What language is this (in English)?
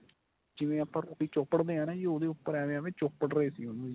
Punjabi